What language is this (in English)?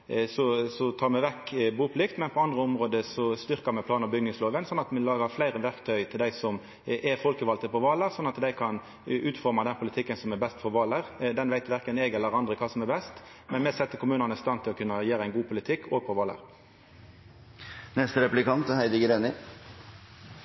Norwegian Nynorsk